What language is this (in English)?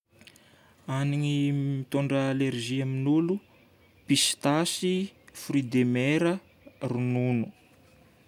Northern Betsimisaraka Malagasy